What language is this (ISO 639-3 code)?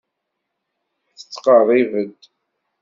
kab